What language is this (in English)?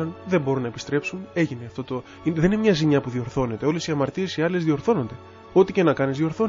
Greek